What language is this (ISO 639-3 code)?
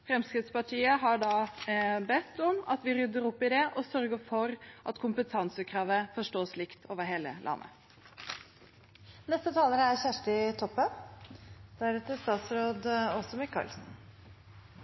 nor